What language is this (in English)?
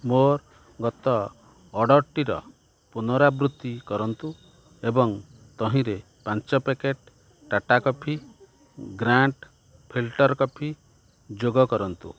Odia